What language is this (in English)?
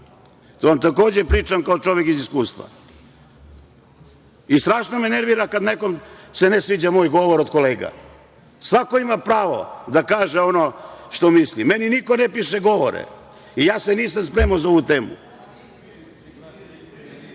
Serbian